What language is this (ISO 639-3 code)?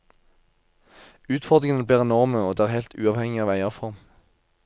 nor